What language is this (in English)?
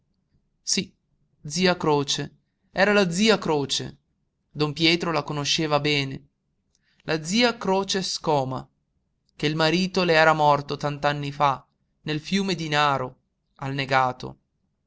Italian